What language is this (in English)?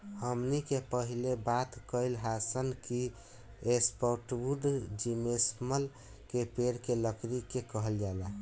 Bhojpuri